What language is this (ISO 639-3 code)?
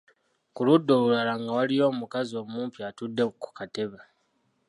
lug